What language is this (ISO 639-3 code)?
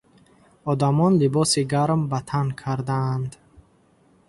tgk